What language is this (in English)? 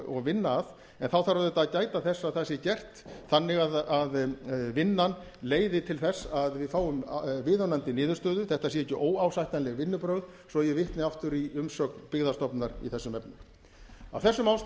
Icelandic